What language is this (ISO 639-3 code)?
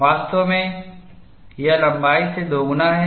hin